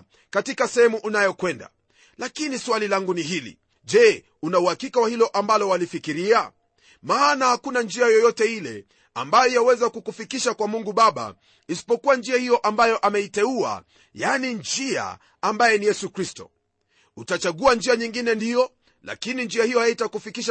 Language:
Swahili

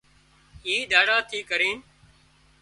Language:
Wadiyara Koli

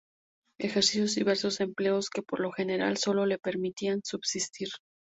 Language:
Spanish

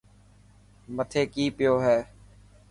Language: Dhatki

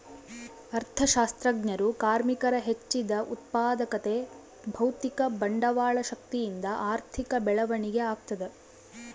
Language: Kannada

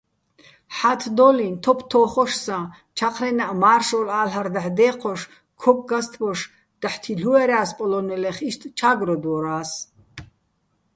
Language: Bats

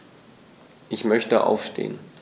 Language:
German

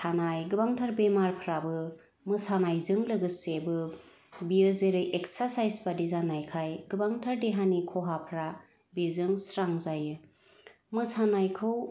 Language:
Bodo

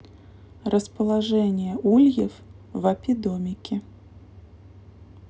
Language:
Russian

